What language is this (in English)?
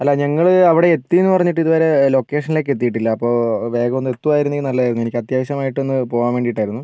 Malayalam